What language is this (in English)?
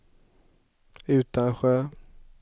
Swedish